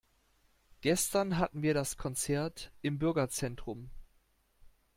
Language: German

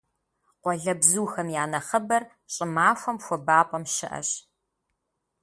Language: Kabardian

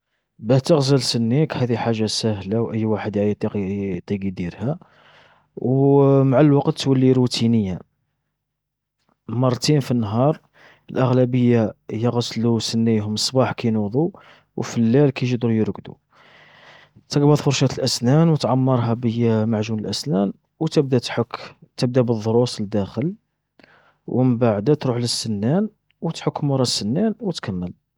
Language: Algerian Arabic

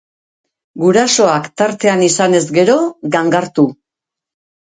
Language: Basque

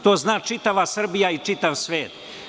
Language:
Serbian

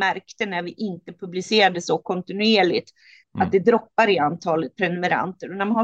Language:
Swedish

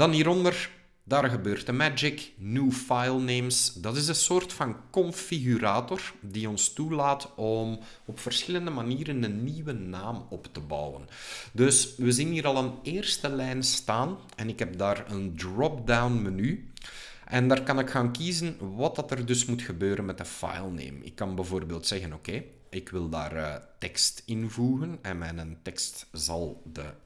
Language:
Dutch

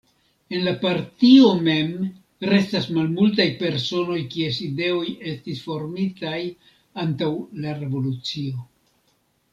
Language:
Esperanto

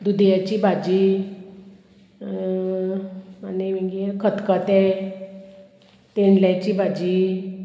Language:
Konkani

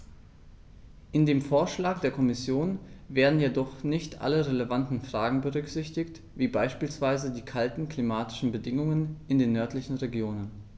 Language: German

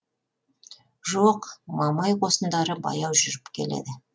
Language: Kazakh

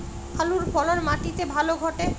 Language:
Bangla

